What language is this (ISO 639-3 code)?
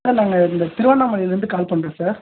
tam